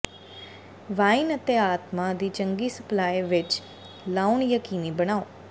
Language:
Punjabi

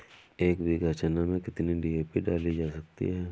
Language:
Hindi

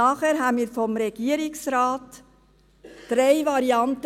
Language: Swiss German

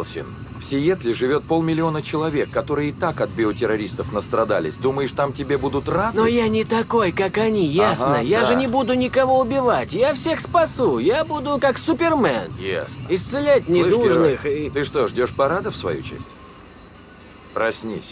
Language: Russian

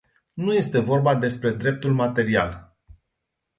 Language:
Romanian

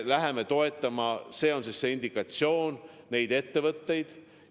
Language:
Estonian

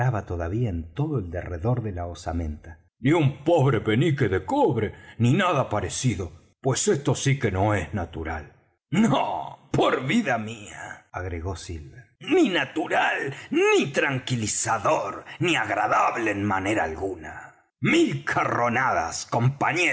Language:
Spanish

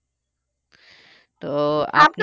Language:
Bangla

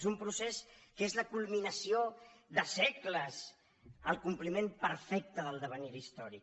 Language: Catalan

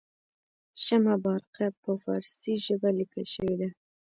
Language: Pashto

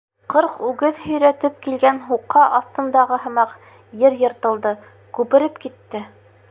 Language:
Bashkir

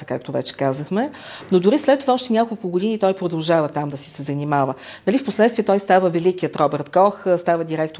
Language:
Bulgarian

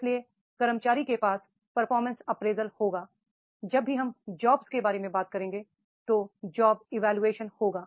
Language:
Hindi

